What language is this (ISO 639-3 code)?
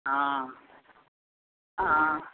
mai